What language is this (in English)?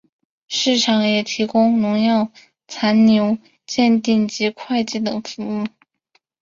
Chinese